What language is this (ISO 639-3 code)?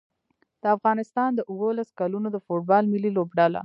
pus